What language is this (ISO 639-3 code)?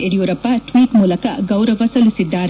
kan